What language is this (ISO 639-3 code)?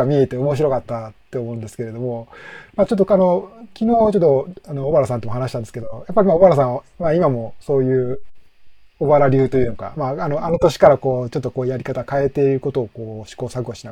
jpn